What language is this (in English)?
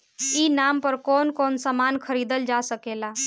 Bhojpuri